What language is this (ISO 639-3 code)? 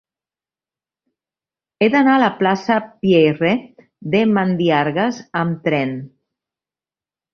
cat